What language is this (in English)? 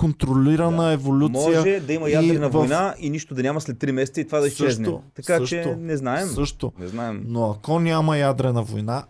Bulgarian